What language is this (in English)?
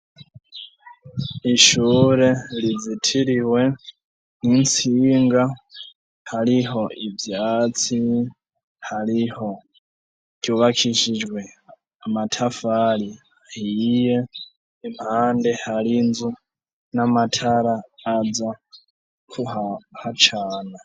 Rundi